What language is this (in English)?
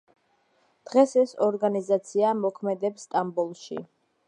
Georgian